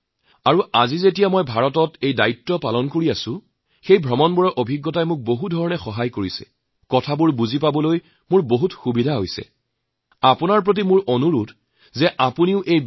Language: Assamese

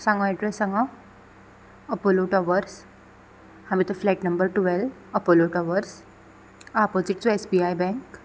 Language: Konkani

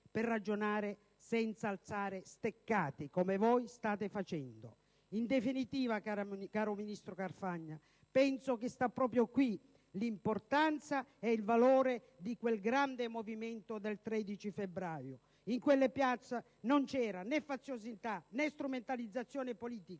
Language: Italian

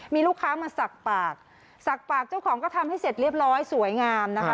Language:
Thai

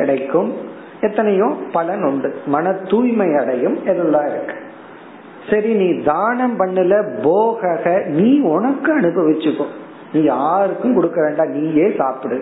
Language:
Tamil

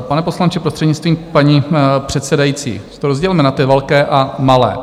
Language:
Czech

